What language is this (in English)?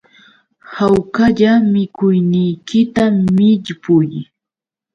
Yauyos Quechua